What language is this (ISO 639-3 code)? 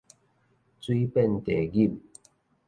nan